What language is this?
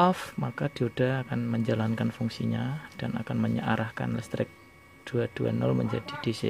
Indonesian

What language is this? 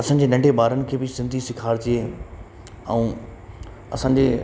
Sindhi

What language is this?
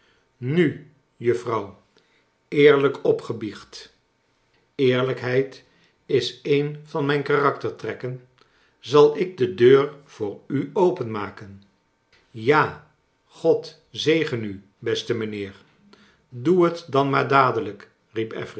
Dutch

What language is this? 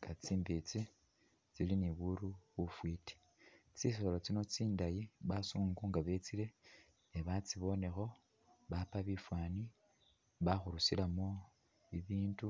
Masaaba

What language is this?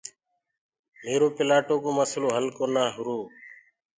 Gurgula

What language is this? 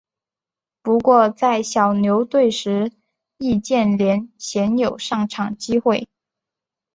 Chinese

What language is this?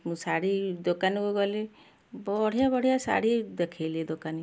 Odia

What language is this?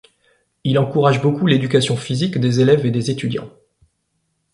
French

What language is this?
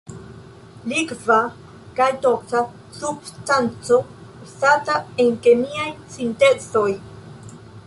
Esperanto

